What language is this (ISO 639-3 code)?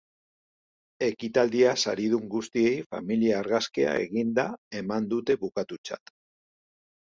eus